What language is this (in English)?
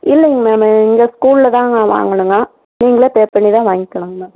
Tamil